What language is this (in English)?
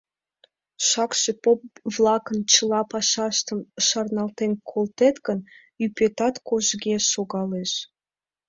Mari